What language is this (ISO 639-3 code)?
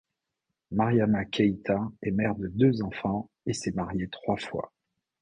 fra